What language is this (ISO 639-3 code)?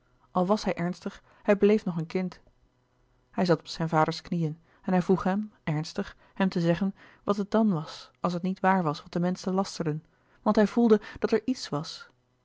nld